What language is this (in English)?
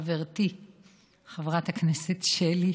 Hebrew